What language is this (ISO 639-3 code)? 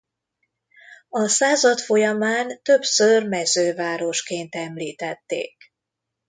hun